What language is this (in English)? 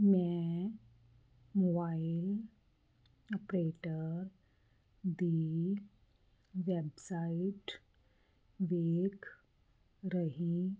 Punjabi